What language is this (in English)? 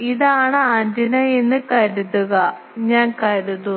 Malayalam